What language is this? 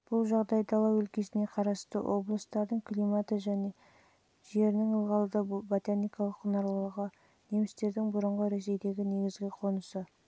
Kazakh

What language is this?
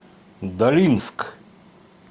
Russian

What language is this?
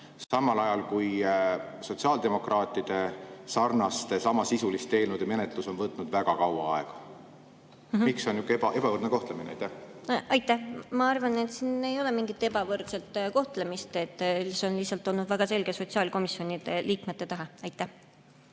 Estonian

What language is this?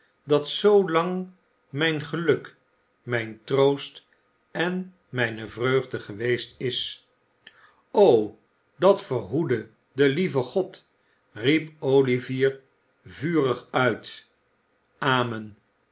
Dutch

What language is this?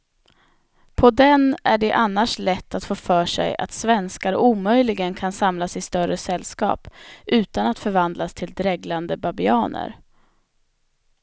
Swedish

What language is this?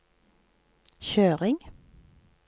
Norwegian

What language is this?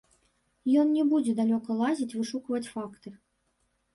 Belarusian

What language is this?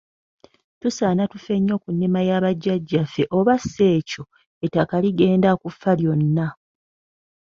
Ganda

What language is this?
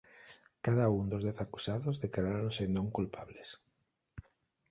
Galician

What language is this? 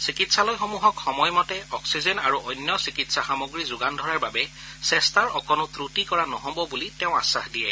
Assamese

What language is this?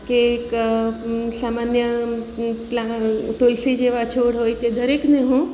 Gujarati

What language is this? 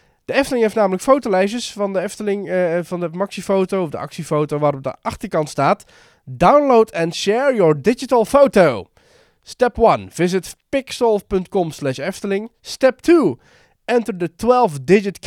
Dutch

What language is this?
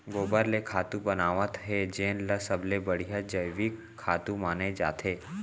Chhattisgarhi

